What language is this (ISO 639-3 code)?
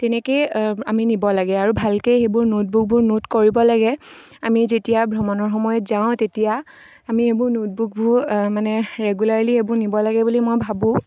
asm